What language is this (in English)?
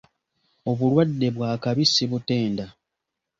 Ganda